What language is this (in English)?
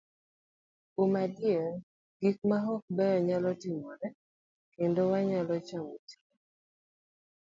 Luo (Kenya and Tanzania)